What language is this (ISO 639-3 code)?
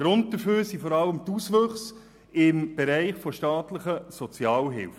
gsw